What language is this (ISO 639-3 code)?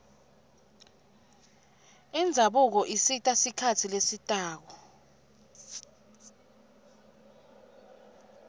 ssw